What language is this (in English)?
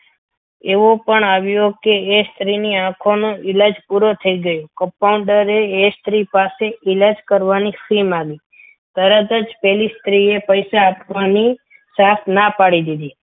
Gujarati